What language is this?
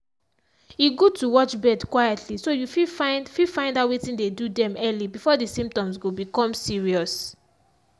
Nigerian Pidgin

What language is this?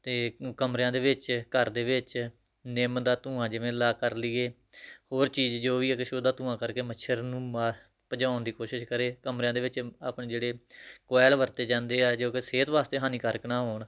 Punjabi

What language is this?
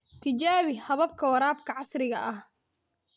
Somali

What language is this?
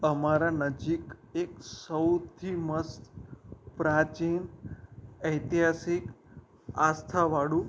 Gujarati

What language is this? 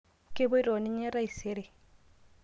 Masai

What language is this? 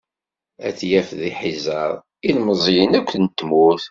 Kabyle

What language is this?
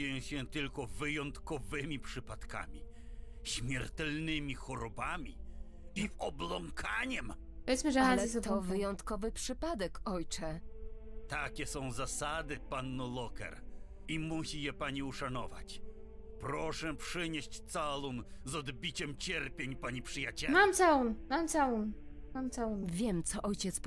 Polish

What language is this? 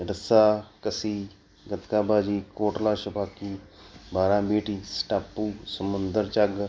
Punjabi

